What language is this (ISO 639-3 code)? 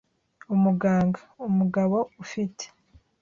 kin